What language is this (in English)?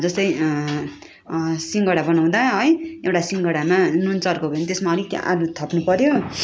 Nepali